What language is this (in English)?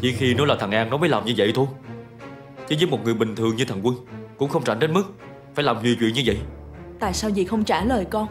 Vietnamese